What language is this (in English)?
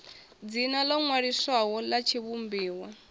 Venda